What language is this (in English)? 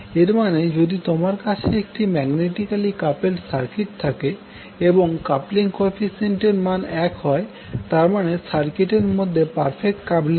Bangla